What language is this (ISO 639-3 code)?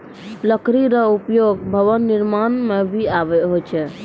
mai